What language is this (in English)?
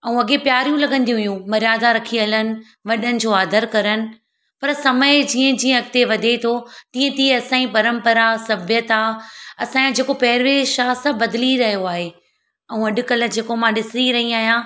Sindhi